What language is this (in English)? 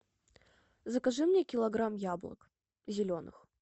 Russian